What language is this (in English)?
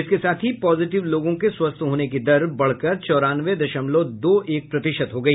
Hindi